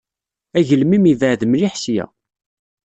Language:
Kabyle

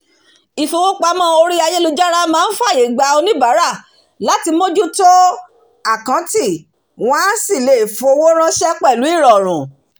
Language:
Yoruba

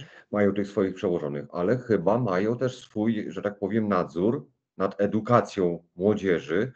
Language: Polish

